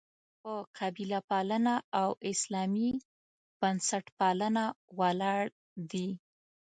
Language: Pashto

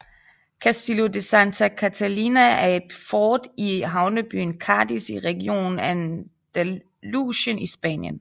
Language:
Danish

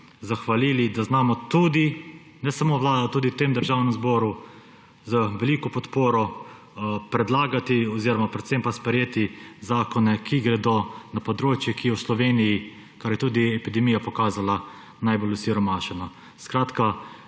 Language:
Slovenian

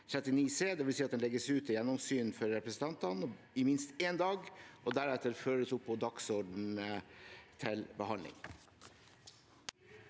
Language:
Norwegian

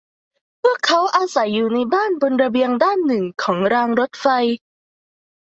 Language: Thai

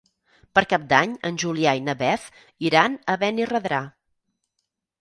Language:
Catalan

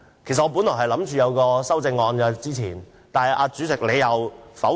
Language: Cantonese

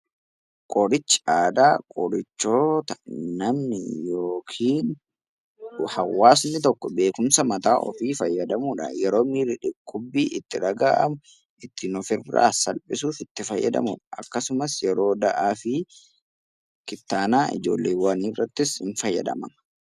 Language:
Oromo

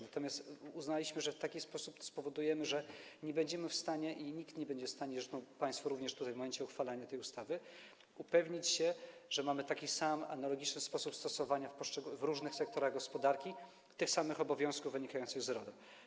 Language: Polish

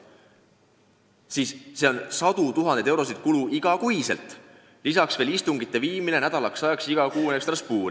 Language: Estonian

